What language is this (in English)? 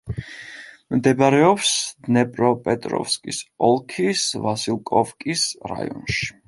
Georgian